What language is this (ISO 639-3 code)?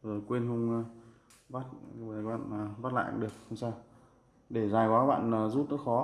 vie